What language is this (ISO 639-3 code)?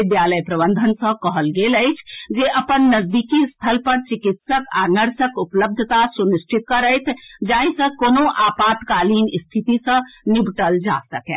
mai